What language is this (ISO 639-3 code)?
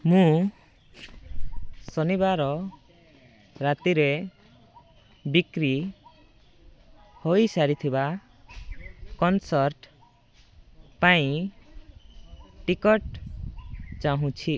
ori